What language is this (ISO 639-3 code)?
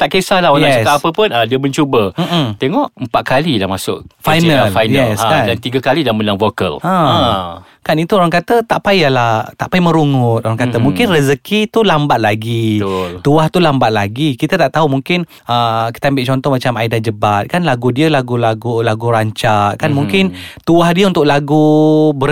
msa